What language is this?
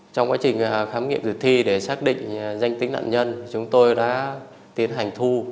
Vietnamese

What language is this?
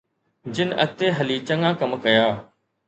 Sindhi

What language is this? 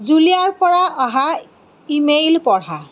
Assamese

